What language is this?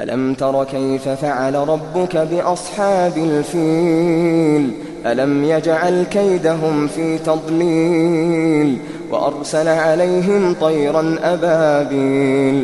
Arabic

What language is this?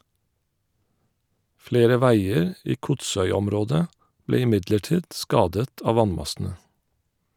Norwegian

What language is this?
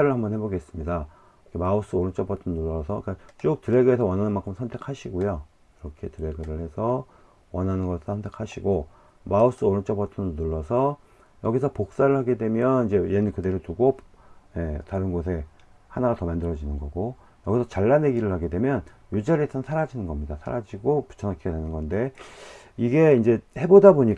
Korean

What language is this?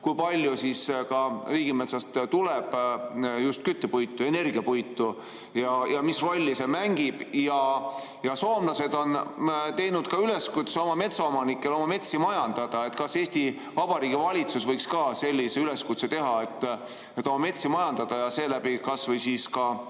Estonian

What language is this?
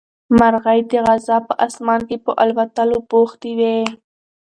Pashto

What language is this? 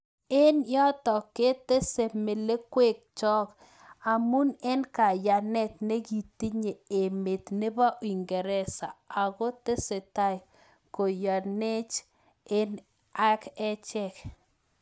Kalenjin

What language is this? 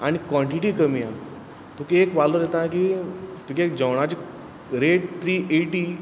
Konkani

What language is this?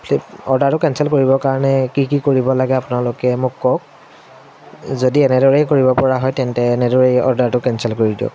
Assamese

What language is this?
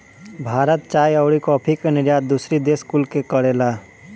Bhojpuri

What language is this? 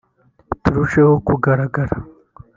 Kinyarwanda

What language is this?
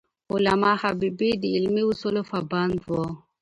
Pashto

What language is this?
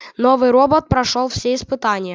Russian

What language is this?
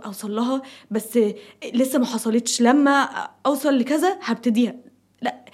Arabic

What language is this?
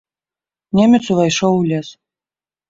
Belarusian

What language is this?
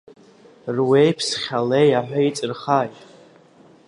Abkhazian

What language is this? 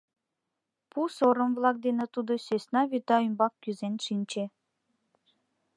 Mari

